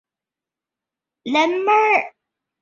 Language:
Chinese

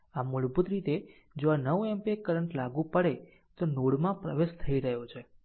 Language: Gujarati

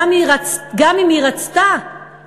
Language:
Hebrew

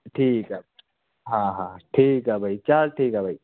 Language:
Punjabi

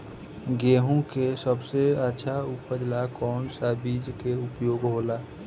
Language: Bhojpuri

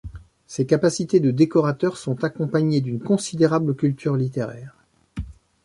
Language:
French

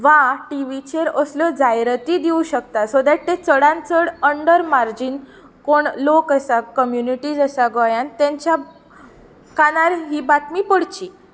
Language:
Konkani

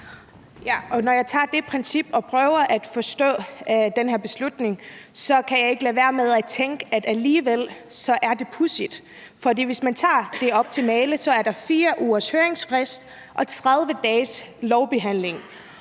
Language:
Danish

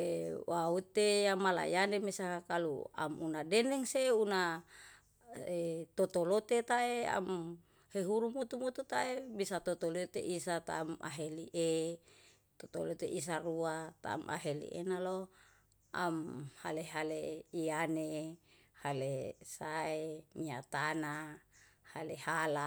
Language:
Yalahatan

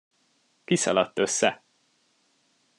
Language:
Hungarian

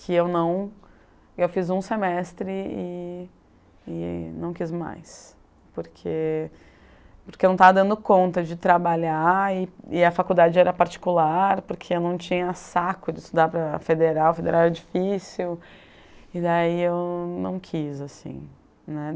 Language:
Portuguese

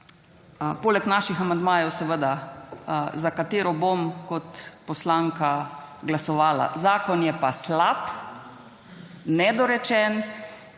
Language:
Slovenian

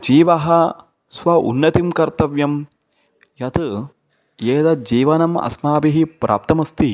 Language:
Sanskrit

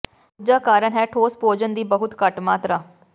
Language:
Punjabi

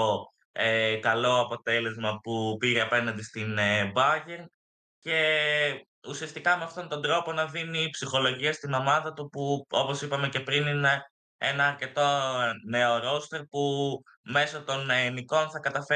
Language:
Greek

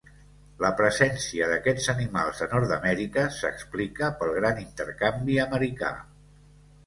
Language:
Catalan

